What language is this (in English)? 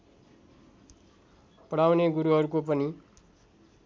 Nepali